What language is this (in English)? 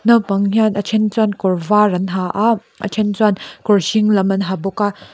Mizo